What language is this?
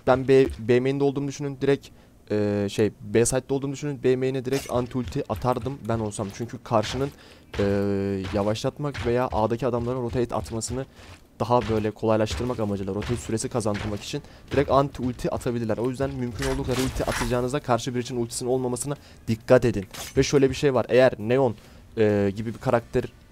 Turkish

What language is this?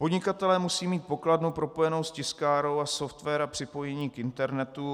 Czech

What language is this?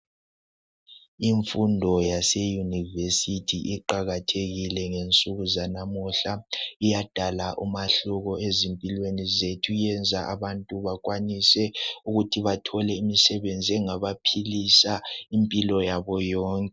North Ndebele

